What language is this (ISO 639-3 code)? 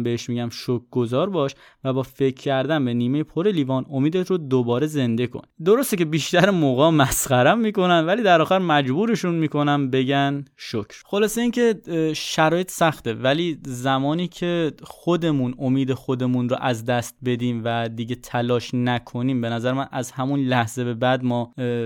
fas